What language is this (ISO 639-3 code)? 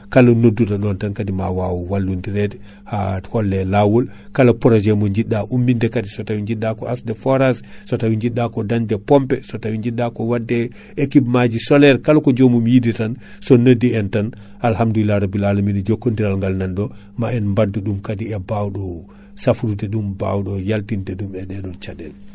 ful